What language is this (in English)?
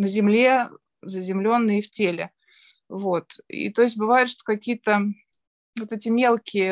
Russian